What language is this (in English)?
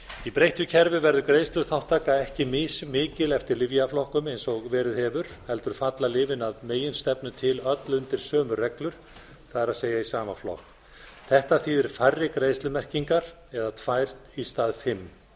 Icelandic